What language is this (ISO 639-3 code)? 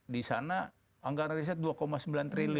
ind